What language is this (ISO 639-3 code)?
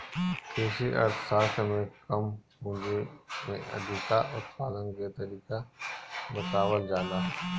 bho